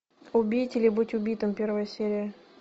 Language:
Russian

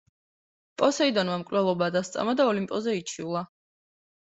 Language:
Georgian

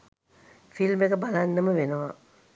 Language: Sinhala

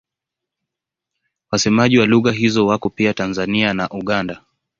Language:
Swahili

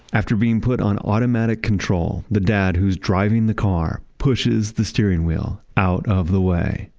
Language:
English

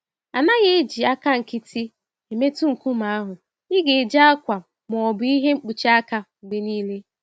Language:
Igbo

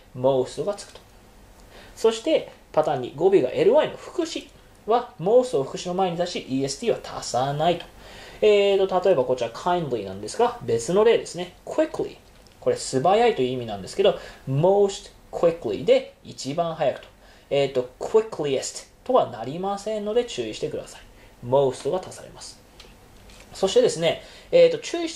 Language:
Japanese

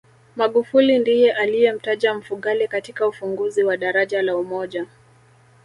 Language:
Swahili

